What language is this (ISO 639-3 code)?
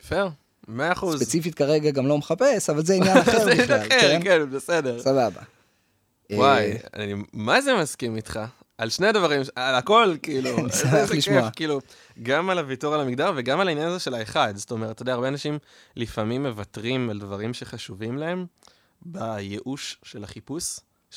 heb